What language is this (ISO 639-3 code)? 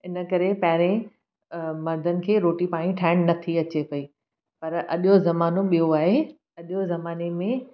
snd